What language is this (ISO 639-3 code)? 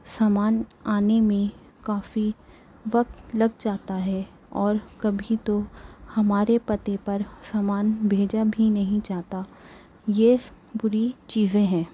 urd